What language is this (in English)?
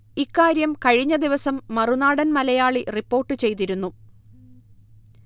Malayalam